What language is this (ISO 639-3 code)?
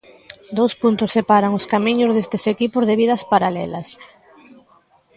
glg